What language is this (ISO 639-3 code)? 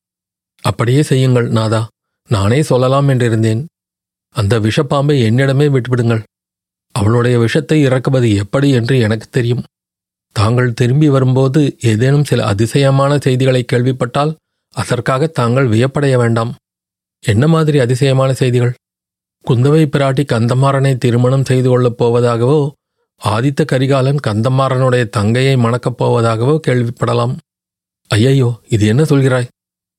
tam